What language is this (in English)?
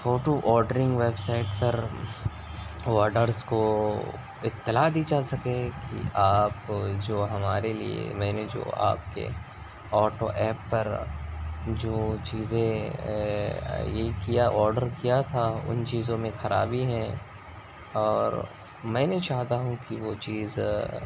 Urdu